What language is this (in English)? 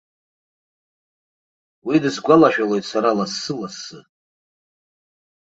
Abkhazian